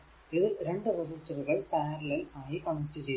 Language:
Malayalam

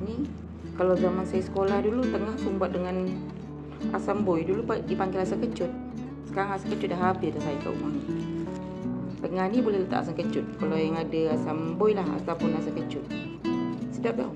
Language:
Malay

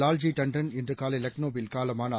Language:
Tamil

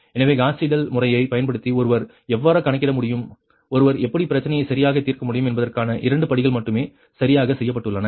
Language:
Tamil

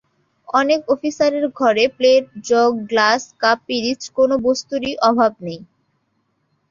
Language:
Bangla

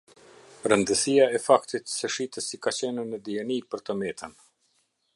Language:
Albanian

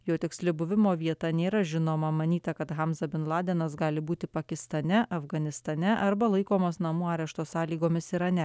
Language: Lithuanian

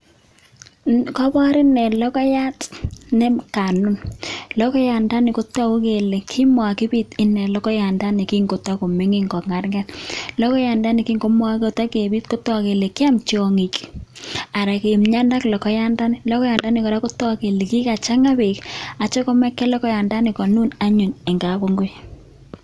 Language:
Kalenjin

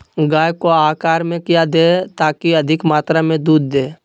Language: Magahi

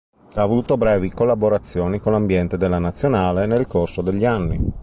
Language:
Italian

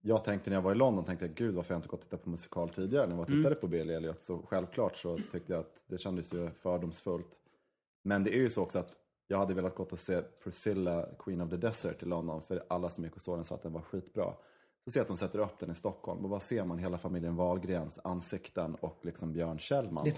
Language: Swedish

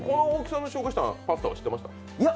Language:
Japanese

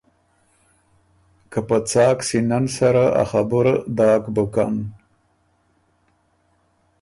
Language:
Ormuri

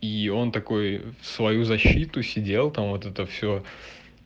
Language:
Russian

